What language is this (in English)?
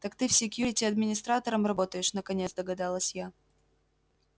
Russian